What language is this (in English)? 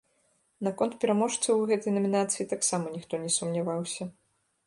Belarusian